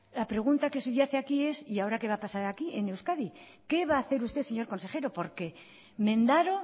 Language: Spanish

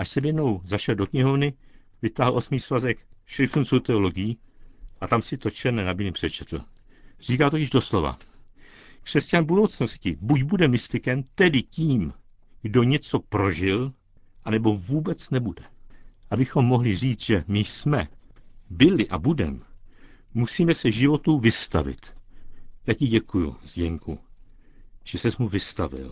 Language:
Czech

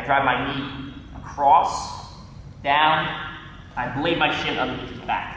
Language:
English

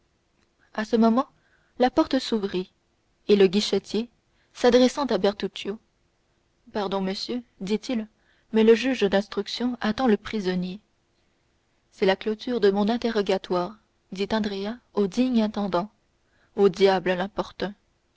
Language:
French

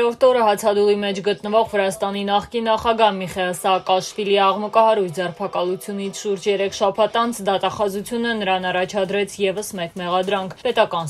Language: Korean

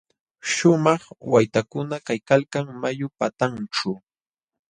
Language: Jauja Wanca Quechua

